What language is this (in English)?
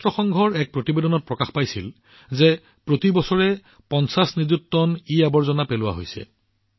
Assamese